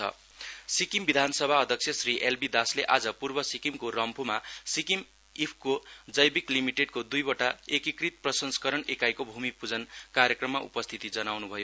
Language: Nepali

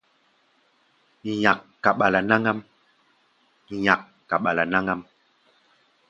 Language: Gbaya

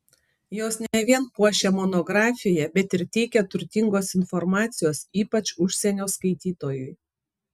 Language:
Lithuanian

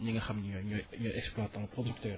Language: Wolof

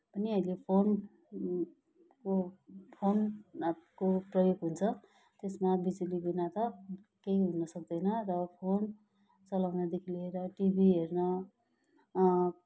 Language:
Nepali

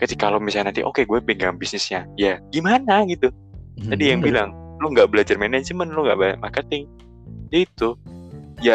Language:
Indonesian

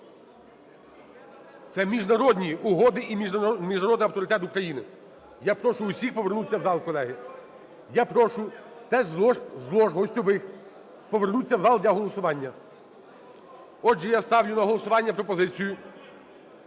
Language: Ukrainian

